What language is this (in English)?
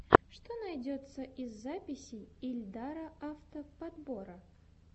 Russian